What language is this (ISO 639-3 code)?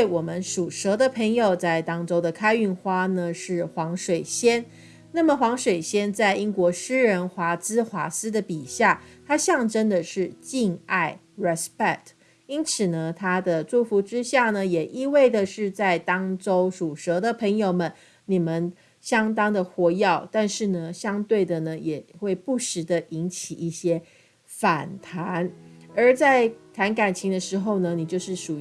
zho